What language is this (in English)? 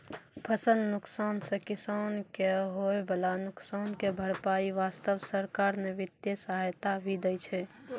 Maithili